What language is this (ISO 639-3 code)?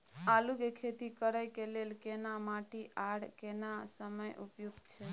mai